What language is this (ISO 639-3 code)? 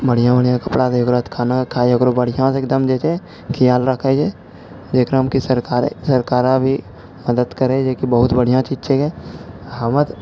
mai